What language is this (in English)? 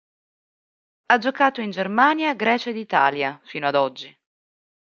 Italian